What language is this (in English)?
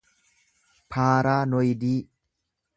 Oromo